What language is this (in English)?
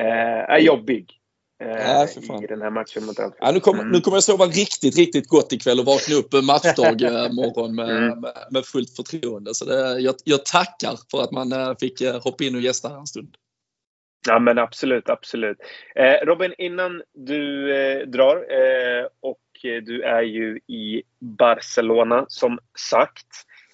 Swedish